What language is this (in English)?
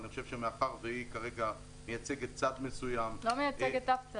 Hebrew